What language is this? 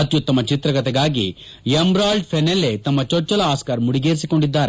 Kannada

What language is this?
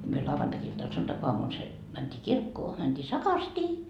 Finnish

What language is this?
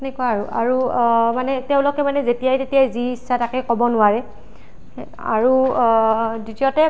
Assamese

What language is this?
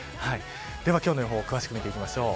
Japanese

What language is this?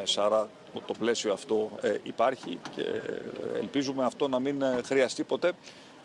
Greek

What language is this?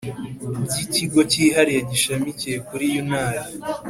Kinyarwanda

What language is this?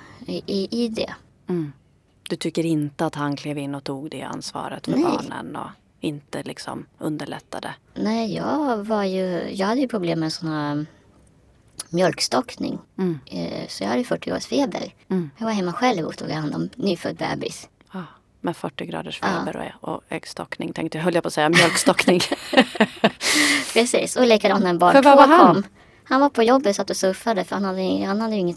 Swedish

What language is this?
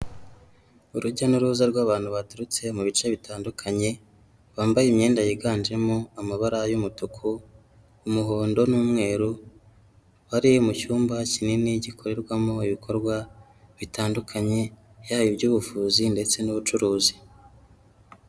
Kinyarwanda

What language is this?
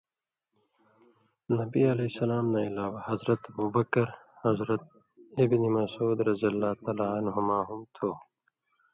Indus Kohistani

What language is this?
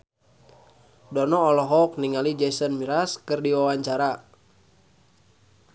Sundanese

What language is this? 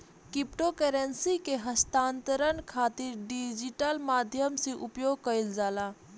Bhojpuri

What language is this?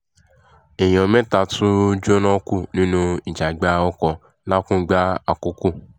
Yoruba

